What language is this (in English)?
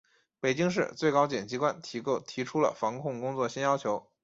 Chinese